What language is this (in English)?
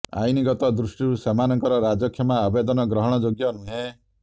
Odia